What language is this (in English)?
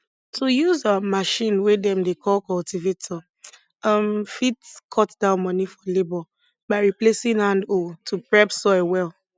Nigerian Pidgin